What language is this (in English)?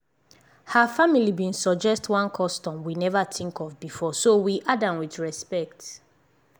Nigerian Pidgin